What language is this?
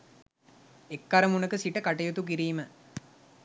Sinhala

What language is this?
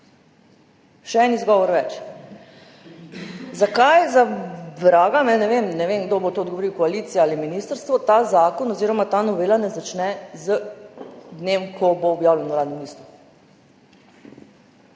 Slovenian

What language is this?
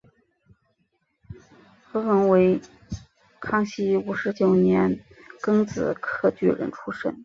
Chinese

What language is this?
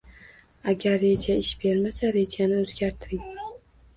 Uzbek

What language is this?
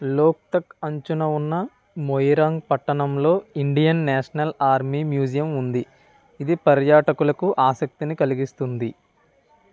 Telugu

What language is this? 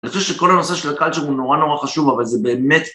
Hebrew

